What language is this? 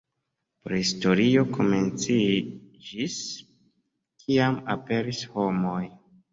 Esperanto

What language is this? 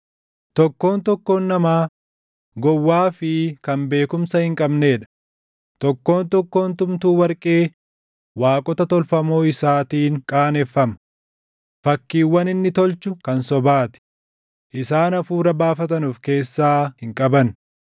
Oromo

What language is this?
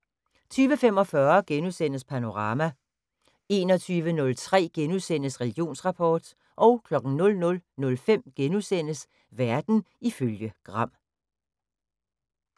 Danish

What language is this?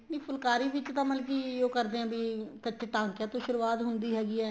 Punjabi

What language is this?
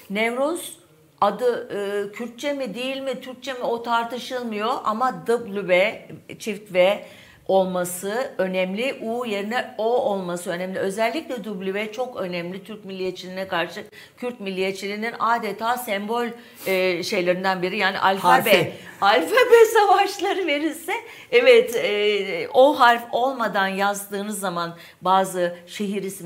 Turkish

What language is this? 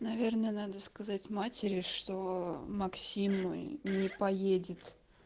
Russian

